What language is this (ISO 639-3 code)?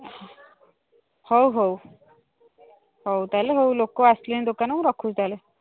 ori